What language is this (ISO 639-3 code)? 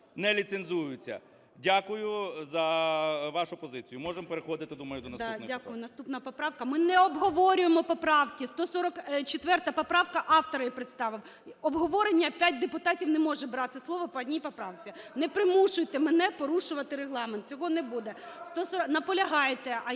ukr